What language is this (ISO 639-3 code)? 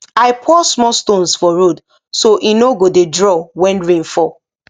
pcm